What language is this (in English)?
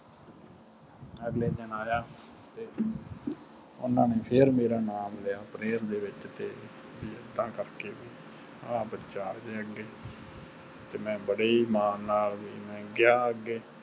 Punjabi